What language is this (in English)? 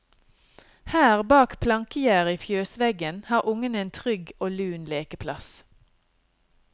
Norwegian